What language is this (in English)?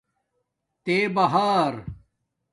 Domaaki